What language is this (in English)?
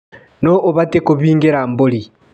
Kikuyu